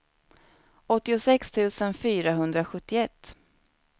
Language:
Swedish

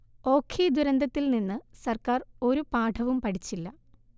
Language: Malayalam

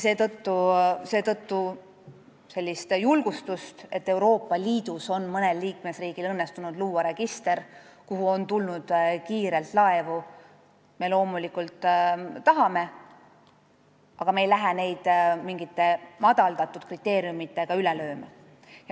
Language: Estonian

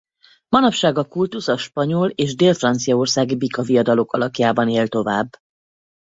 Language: Hungarian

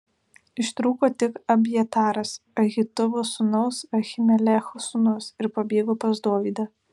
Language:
Lithuanian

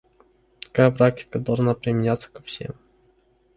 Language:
Russian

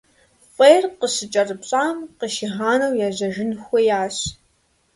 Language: Kabardian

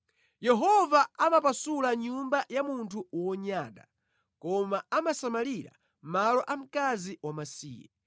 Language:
Nyanja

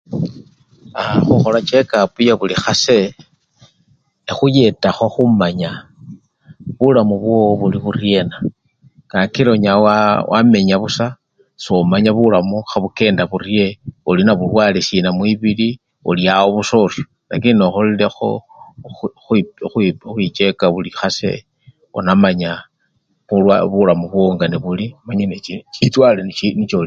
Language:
Luyia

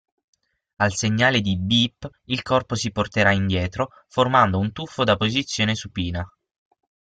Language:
Italian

